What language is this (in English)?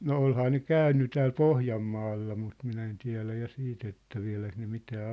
Finnish